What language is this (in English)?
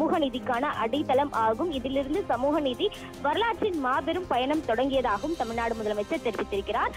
Romanian